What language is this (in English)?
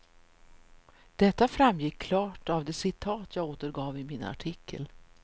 Swedish